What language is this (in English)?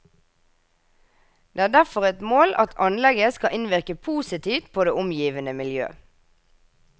Norwegian